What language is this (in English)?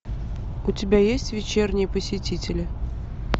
Russian